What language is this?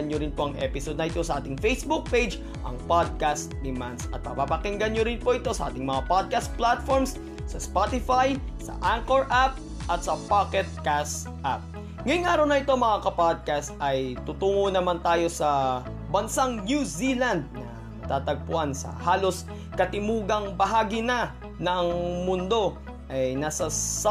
Filipino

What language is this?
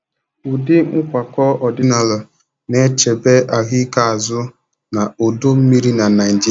Igbo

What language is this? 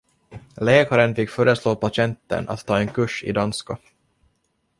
Swedish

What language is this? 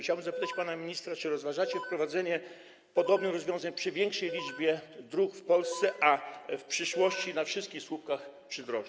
Polish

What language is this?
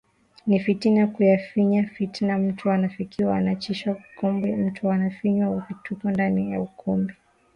Swahili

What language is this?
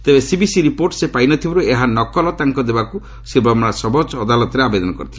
Odia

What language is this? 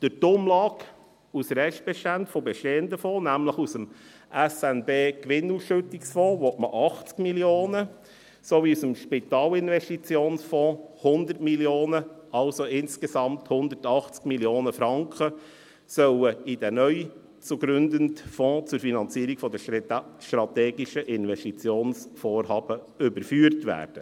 Swiss German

